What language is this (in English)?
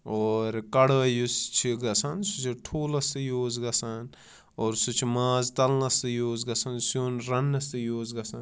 Kashmiri